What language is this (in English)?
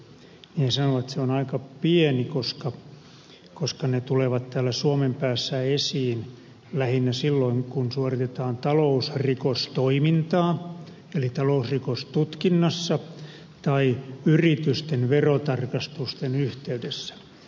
Finnish